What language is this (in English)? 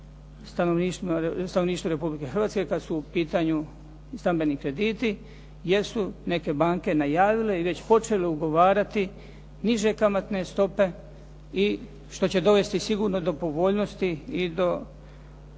Croatian